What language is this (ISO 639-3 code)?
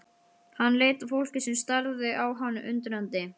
isl